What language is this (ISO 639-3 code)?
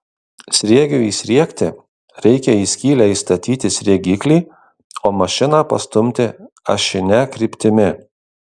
lit